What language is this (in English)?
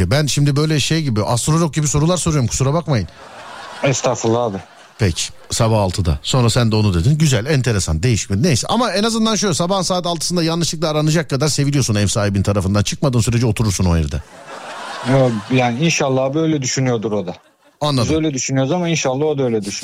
Turkish